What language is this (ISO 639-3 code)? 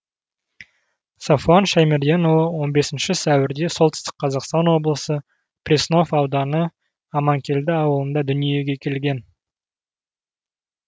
kaz